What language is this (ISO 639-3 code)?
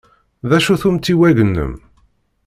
kab